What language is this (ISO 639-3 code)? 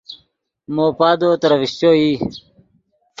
ydg